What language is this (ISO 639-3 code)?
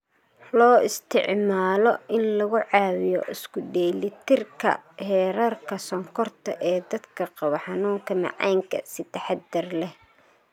som